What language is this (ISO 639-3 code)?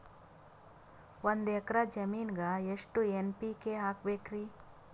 kan